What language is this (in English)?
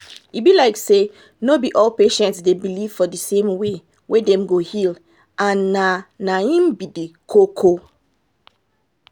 Nigerian Pidgin